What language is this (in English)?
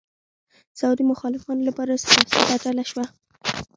Pashto